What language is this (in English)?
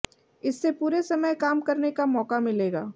Hindi